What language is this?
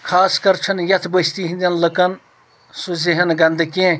Kashmiri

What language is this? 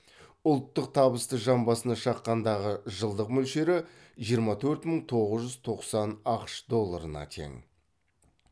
Kazakh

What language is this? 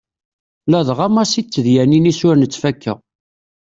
Kabyle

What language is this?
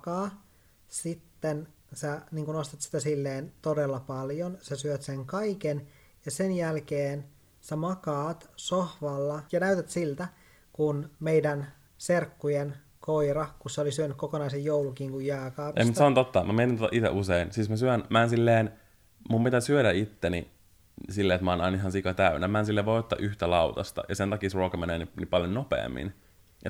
Finnish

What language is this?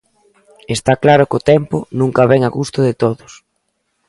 Galician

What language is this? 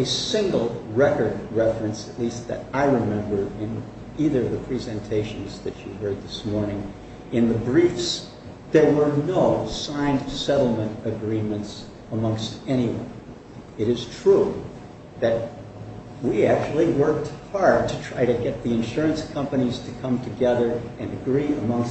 English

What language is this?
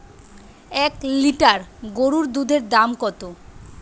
Bangla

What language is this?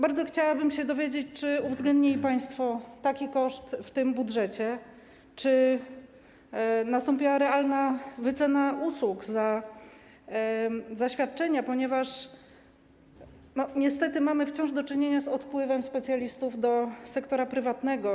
Polish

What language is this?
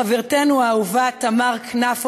Hebrew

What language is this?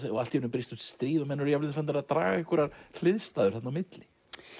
Icelandic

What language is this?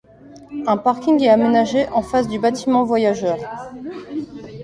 French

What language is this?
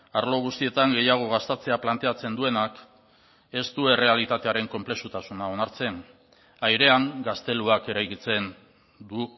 Basque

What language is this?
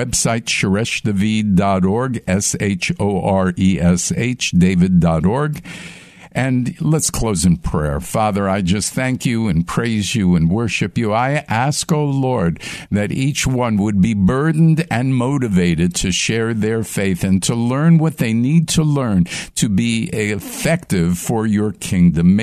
English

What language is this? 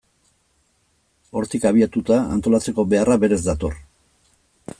Basque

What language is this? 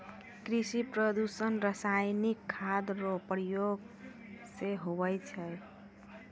Maithili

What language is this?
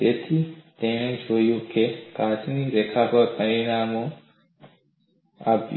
Gujarati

